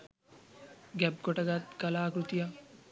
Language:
Sinhala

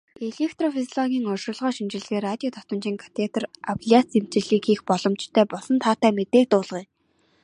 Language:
Mongolian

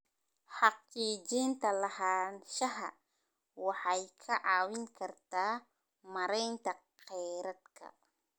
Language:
Somali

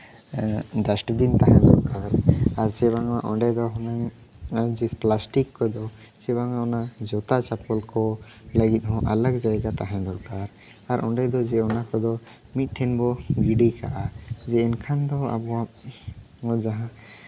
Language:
Santali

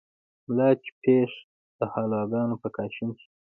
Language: Pashto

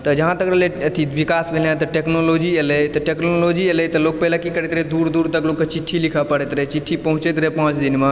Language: Maithili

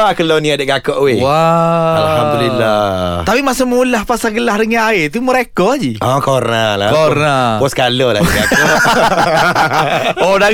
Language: Malay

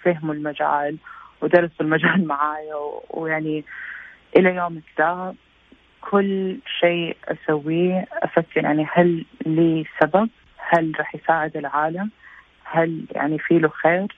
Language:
Arabic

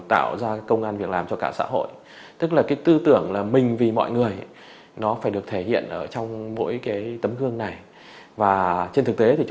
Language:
Vietnamese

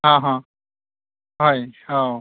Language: Bodo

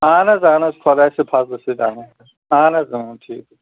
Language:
Kashmiri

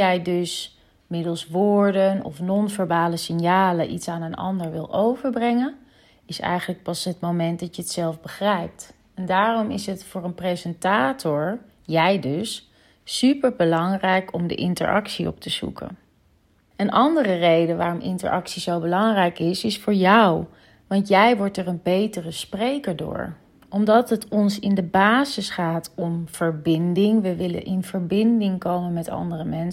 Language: Dutch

